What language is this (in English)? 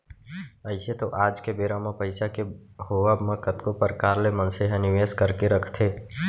Chhattisgarhi